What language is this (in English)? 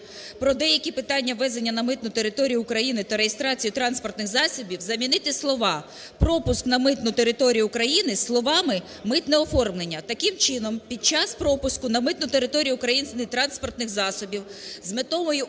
Ukrainian